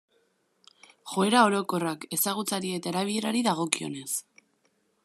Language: Basque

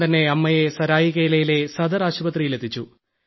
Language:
Malayalam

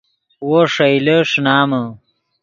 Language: Yidgha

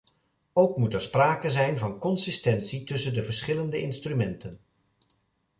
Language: Dutch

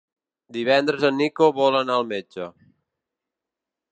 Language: Catalan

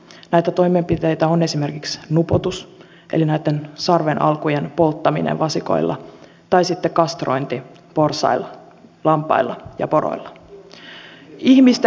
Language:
Finnish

